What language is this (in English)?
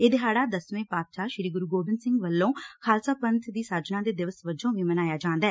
Punjabi